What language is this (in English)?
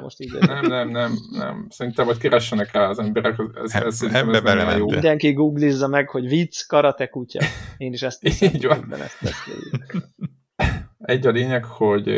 Hungarian